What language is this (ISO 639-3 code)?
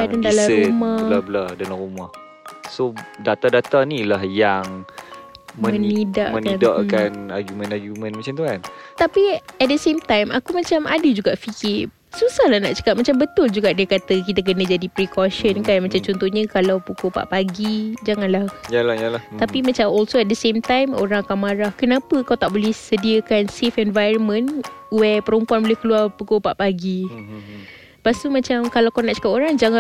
msa